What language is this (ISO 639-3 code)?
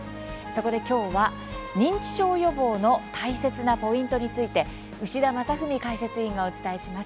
jpn